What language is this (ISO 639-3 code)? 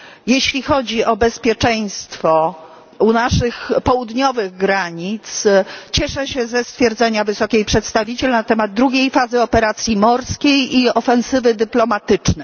pol